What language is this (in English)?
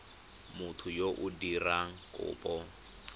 Tswana